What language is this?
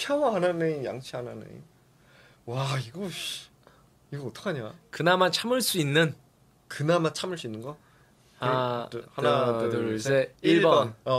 Korean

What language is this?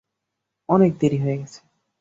Bangla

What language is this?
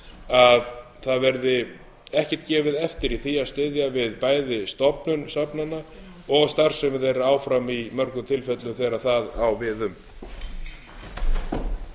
Icelandic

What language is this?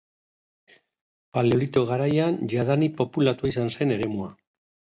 Basque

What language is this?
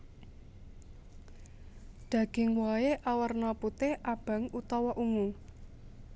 Javanese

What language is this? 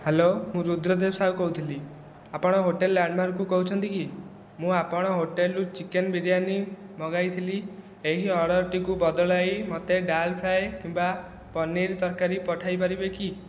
Odia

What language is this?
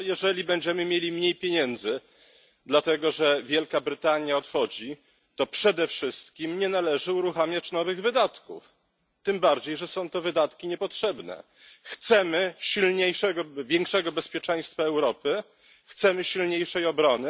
Polish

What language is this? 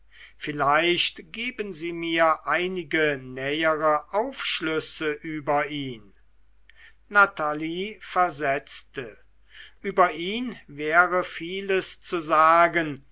German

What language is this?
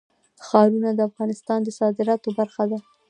Pashto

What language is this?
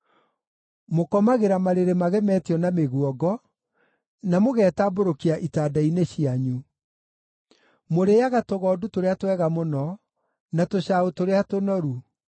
Kikuyu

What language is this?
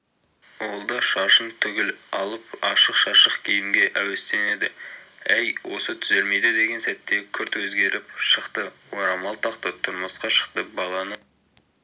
Kazakh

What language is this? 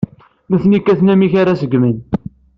Kabyle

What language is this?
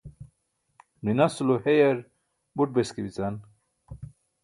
Burushaski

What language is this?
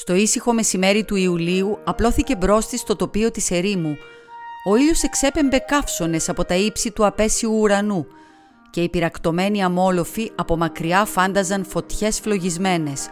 Greek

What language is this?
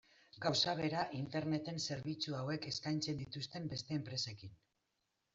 Basque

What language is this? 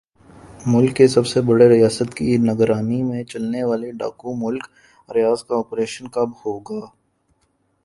Urdu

